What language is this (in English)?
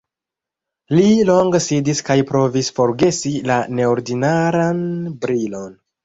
Esperanto